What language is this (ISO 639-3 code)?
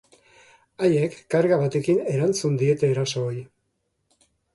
eus